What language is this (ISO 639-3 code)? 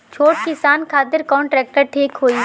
bho